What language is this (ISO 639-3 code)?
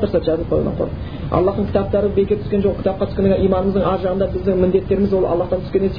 bul